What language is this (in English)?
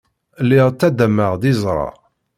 Kabyle